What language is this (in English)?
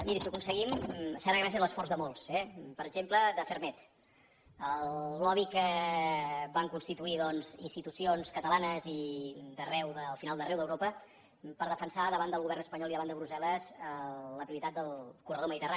Catalan